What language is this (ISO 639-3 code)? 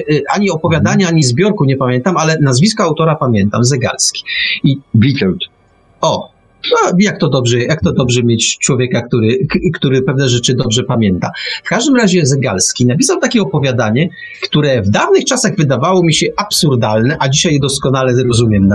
pol